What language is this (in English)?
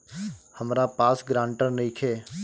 Bhojpuri